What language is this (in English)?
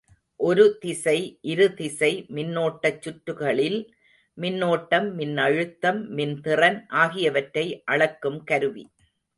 Tamil